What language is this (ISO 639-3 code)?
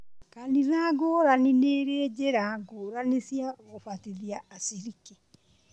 kik